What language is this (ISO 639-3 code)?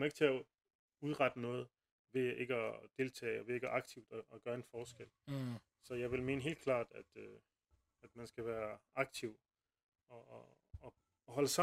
dan